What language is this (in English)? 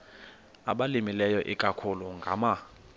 Xhosa